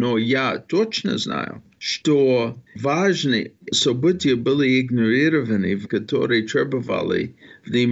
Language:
Russian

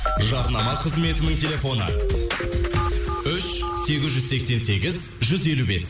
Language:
Kazakh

